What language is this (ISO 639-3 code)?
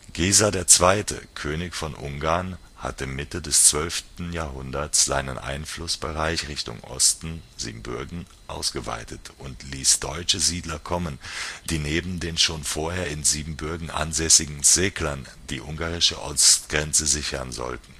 deu